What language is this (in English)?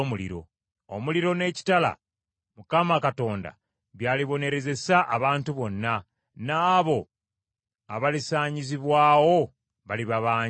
Ganda